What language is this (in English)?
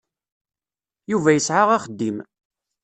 Kabyle